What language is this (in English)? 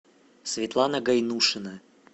Russian